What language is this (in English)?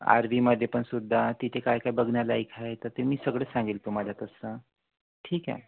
Marathi